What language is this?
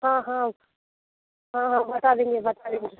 Hindi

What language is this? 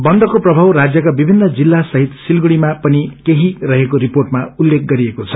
Nepali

